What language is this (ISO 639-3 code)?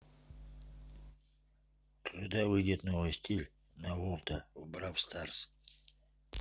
rus